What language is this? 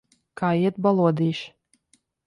Latvian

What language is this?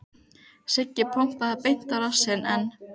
Icelandic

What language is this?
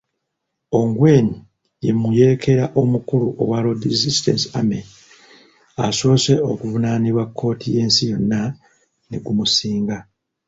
Ganda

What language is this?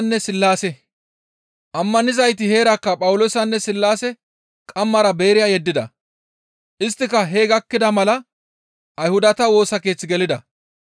Gamo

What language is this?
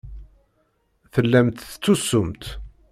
Kabyle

